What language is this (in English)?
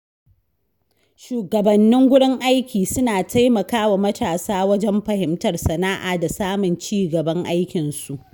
Hausa